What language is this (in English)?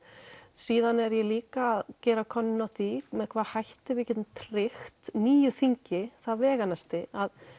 Icelandic